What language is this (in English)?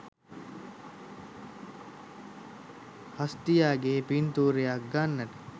Sinhala